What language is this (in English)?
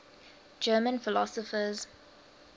English